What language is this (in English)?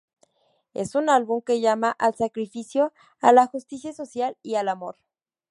Spanish